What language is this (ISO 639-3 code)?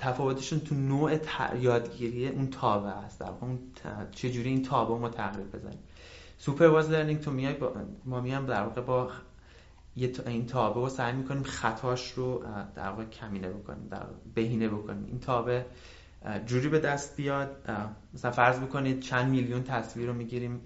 fas